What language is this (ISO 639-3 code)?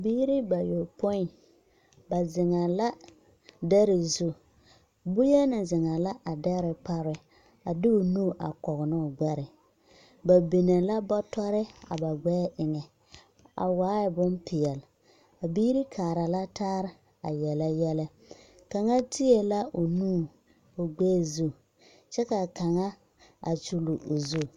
dga